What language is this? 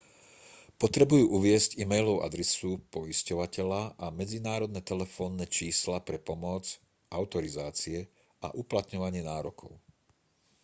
Slovak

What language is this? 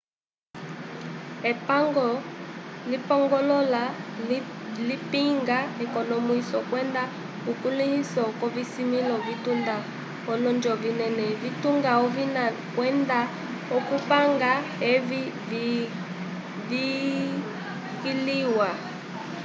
Umbundu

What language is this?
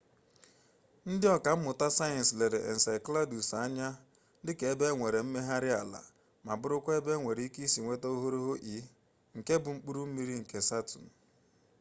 Igbo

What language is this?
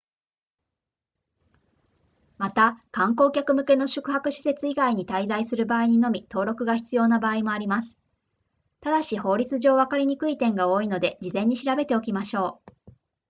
Japanese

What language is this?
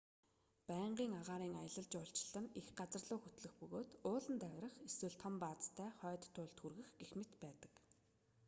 Mongolian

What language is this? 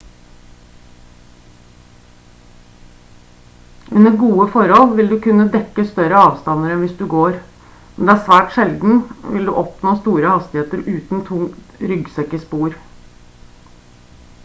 Norwegian Bokmål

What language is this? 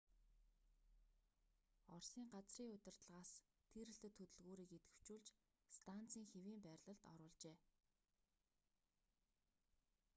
Mongolian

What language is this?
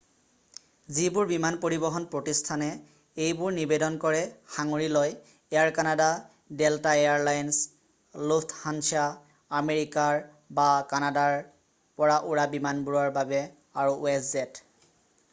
Assamese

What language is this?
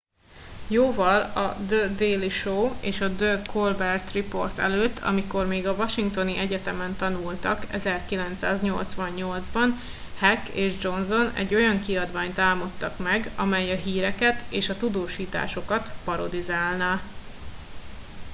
Hungarian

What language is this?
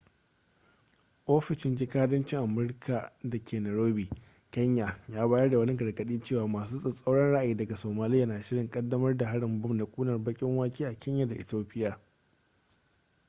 Hausa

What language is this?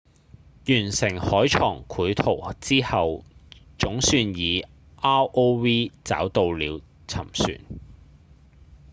Cantonese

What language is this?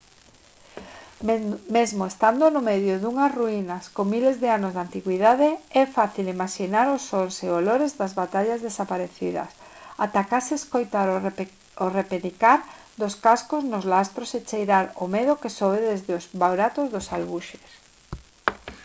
Galician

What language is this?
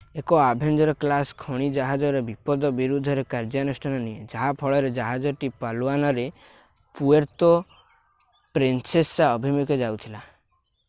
Odia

